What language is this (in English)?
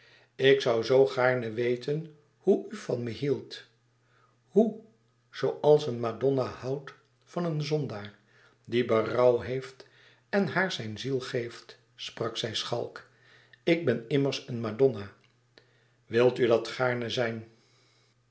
Dutch